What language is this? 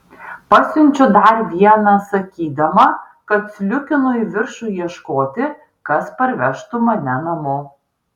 Lithuanian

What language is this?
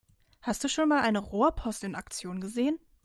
German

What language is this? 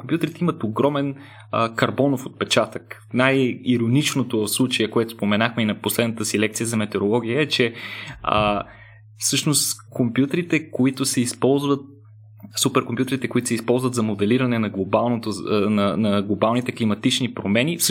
Bulgarian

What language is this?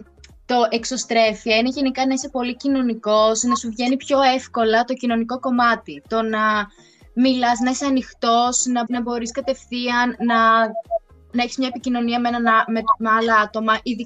Greek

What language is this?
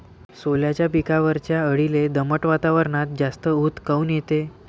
Marathi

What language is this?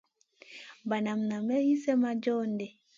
Masana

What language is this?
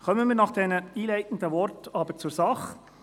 Swiss German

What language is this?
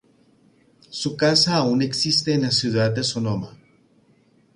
Spanish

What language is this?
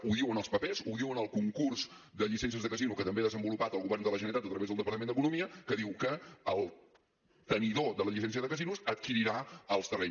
Catalan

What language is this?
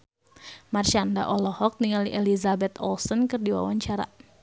Sundanese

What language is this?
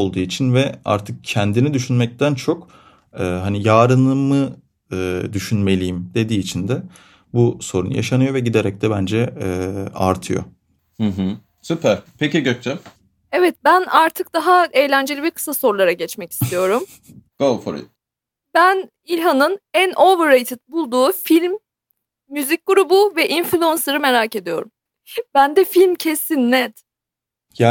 Turkish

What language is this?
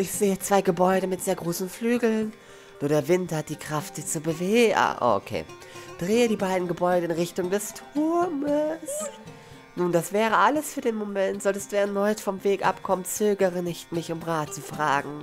German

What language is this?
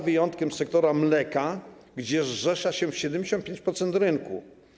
Polish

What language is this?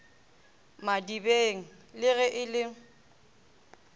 Northern Sotho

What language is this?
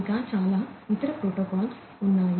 Telugu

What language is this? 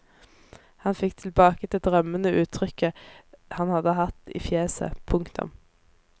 Norwegian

